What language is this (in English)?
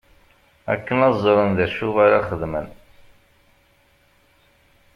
Kabyle